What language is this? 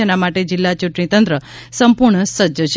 Gujarati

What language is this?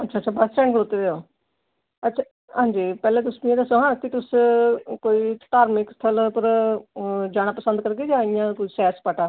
Dogri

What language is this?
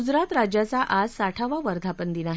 Marathi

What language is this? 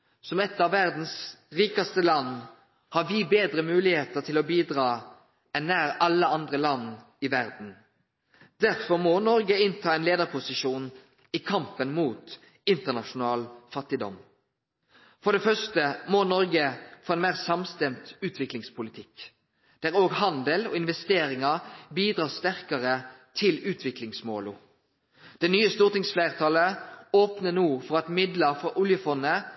Norwegian Nynorsk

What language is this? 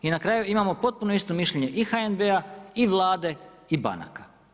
Croatian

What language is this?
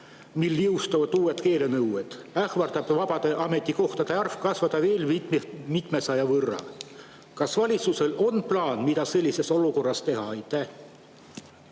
Estonian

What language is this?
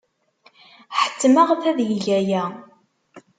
Kabyle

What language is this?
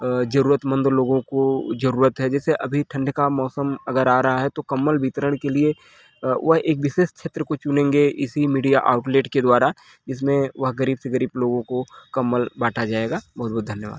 Hindi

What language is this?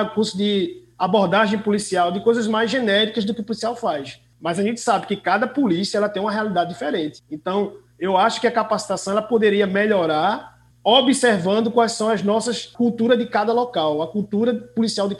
Portuguese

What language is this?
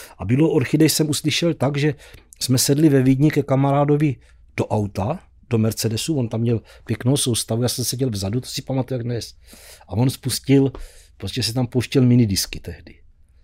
Czech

